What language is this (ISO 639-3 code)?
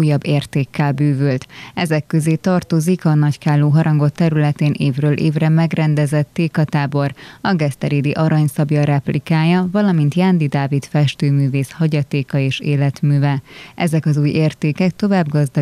hun